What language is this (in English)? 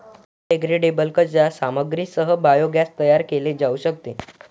Marathi